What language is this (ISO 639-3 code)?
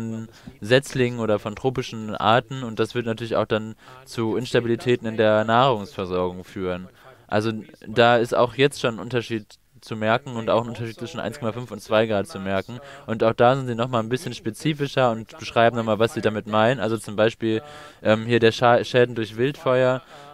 deu